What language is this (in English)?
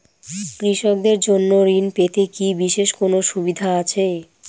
Bangla